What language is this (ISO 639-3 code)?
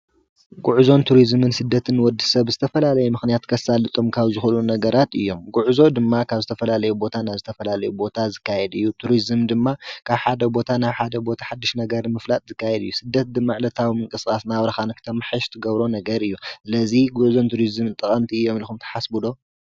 tir